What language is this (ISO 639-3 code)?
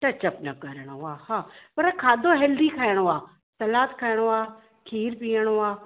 snd